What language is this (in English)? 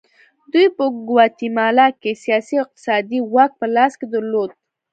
Pashto